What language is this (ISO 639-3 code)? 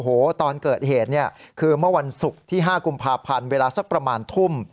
tha